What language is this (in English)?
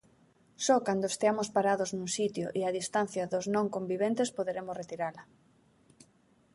Galician